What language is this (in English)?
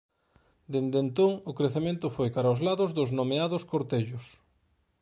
Galician